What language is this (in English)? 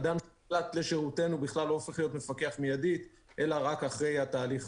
Hebrew